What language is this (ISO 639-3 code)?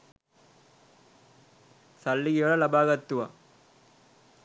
sin